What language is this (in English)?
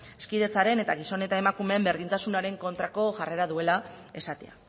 Basque